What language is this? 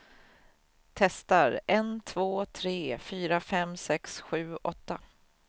Swedish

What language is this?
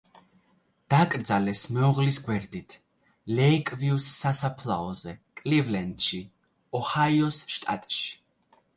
Georgian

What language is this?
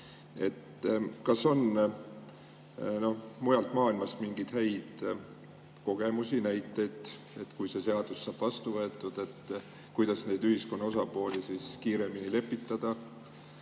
Estonian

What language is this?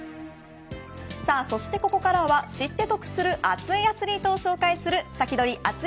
Japanese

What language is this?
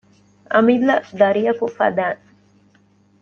Divehi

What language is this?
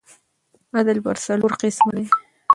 Pashto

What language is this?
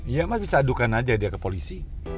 Indonesian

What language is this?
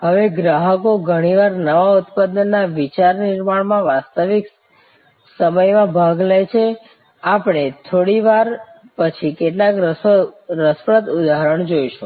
Gujarati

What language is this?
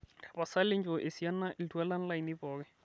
Masai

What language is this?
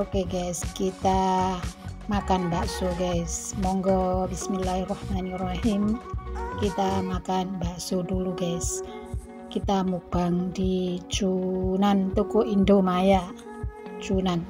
Indonesian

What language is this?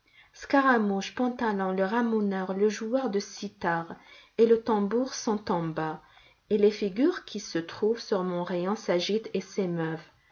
French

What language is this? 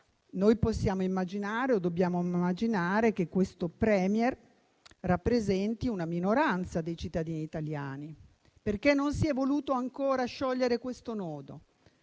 Italian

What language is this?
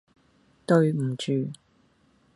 Cantonese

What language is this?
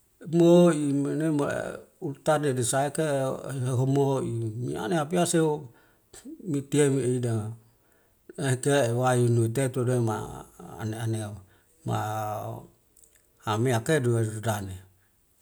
Wemale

